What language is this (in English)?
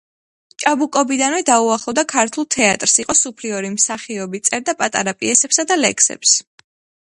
Georgian